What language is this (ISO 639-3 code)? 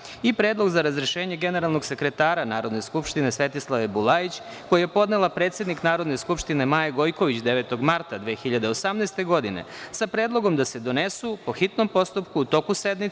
srp